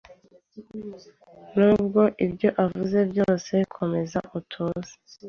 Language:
Kinyarwanda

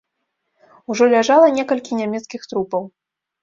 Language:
Belarusian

